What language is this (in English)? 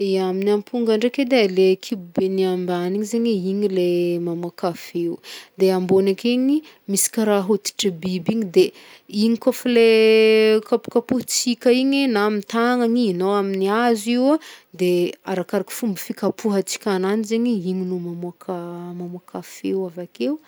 Northern Betsimisaraka Malagasy